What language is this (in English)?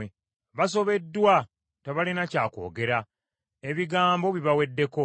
Ganda